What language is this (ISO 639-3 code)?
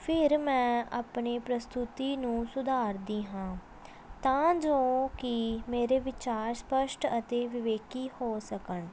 pan